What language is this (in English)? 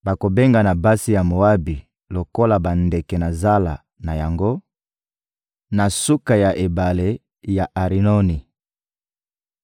Lingala